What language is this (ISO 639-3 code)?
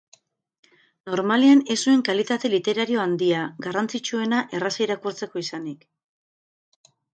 eus